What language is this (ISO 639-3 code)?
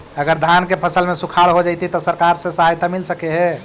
mag